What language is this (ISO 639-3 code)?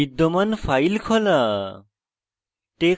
ben